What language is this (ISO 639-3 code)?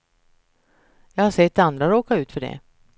swe